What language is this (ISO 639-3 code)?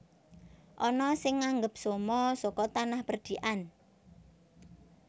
jav